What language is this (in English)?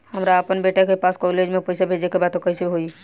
Bhojpuri